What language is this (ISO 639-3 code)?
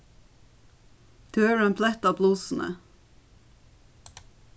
fao